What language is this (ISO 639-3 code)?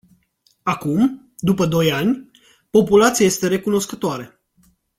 ron